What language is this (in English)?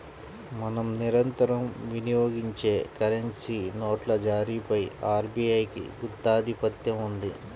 Telugu